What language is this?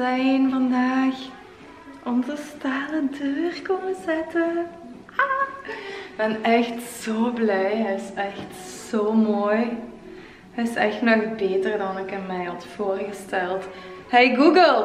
Dutch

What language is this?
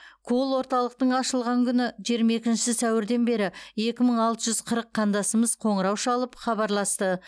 Kazakh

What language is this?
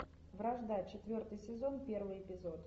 Russian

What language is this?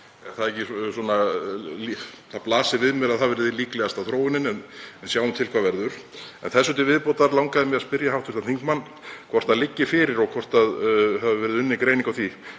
Icelandic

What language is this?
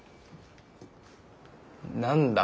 Japanese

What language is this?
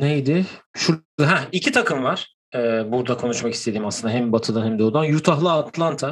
Turkish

